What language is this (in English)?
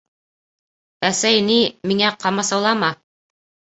Bashkir